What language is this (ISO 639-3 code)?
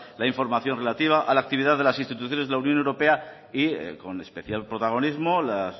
spa